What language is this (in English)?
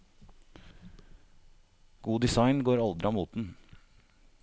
Norwegian